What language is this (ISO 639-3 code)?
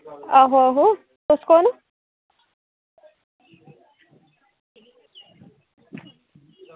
doi